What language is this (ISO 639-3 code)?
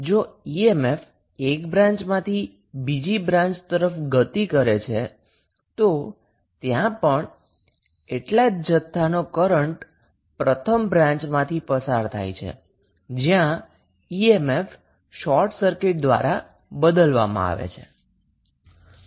guj